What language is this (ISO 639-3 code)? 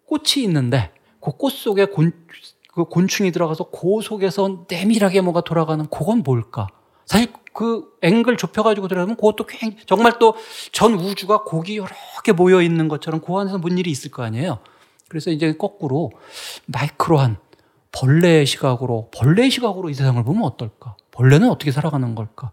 kor